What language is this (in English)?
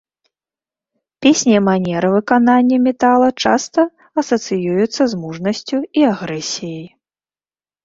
Belarusian